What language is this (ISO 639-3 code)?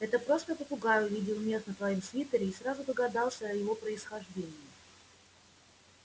rus